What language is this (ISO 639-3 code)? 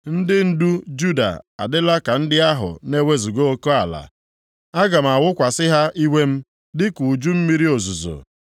ibo